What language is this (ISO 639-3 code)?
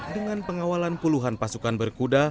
ind